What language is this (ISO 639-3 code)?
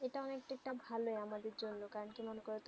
ben